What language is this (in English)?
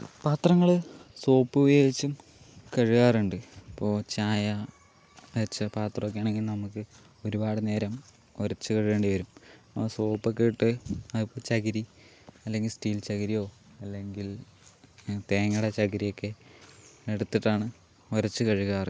Malayalam